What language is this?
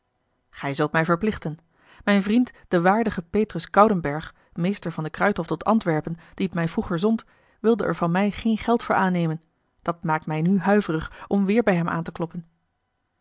Dutch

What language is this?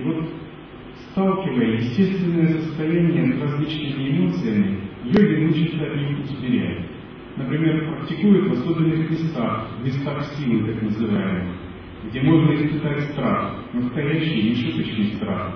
Russian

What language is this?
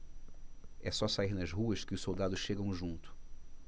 Portuguese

